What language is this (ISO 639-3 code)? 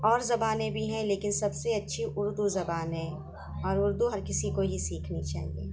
urd